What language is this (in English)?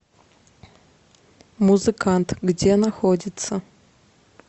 Russian